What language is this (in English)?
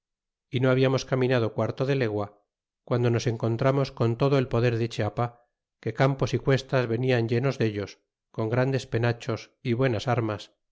Spanish